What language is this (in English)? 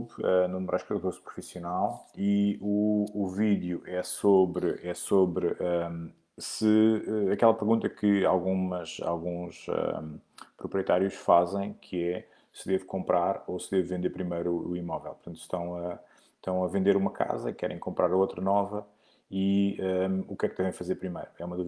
Portuguese